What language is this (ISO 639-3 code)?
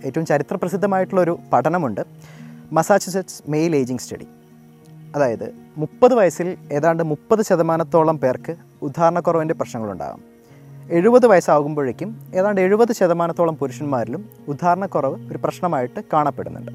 mal